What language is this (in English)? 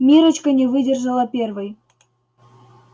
Russian